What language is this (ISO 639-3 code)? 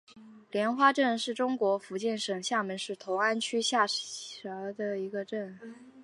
zho